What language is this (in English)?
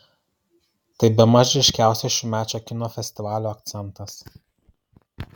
Lithuanian